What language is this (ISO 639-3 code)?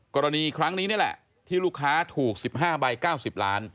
tha